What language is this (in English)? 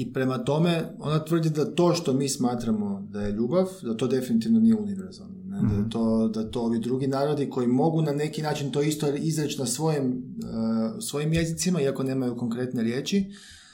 Croatian